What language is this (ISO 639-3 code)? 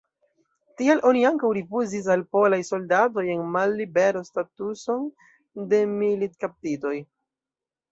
epo